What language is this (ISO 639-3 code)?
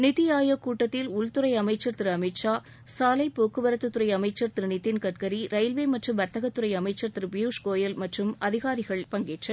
tam